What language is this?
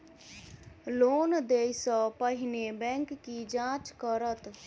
Maithili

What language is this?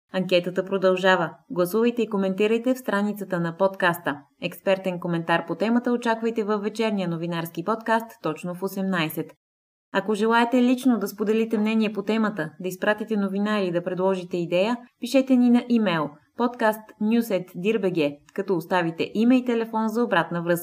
Bulgarian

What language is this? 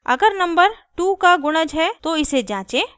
Hindi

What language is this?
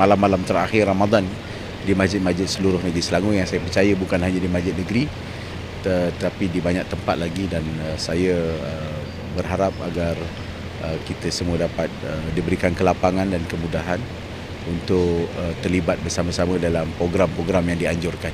Malay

